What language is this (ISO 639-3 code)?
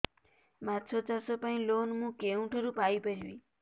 ori